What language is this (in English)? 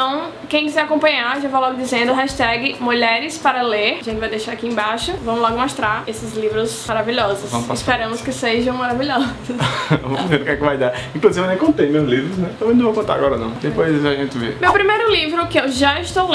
Portuguese